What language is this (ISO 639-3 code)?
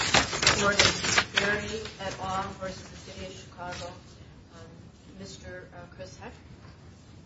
eng